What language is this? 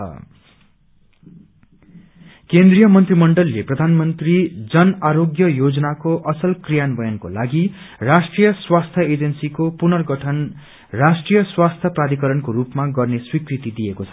Nepali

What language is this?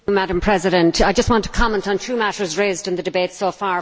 English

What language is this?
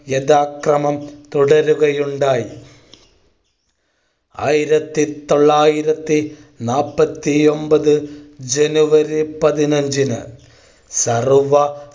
Malayalam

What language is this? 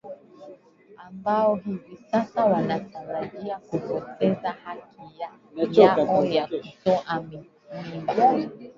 Swahili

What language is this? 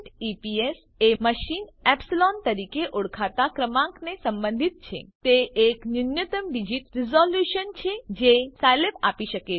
Gujarati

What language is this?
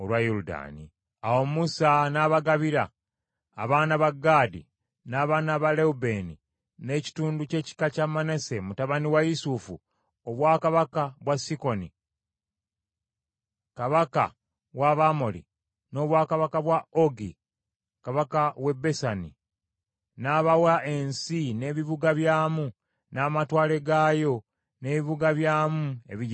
Ganda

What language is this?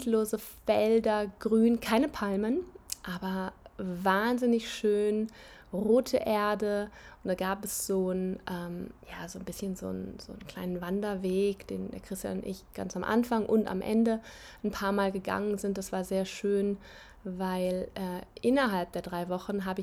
German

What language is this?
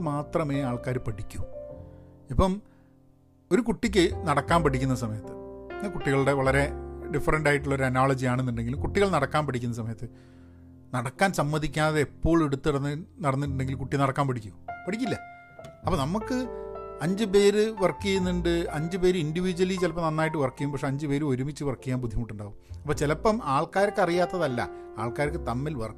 Malayalam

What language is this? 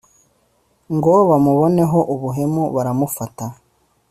Kinyarwanda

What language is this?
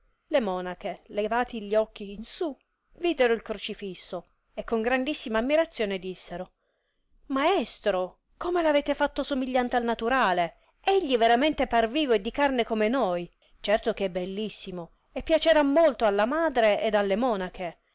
Italian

